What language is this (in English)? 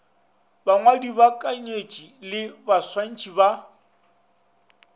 Northern Sotho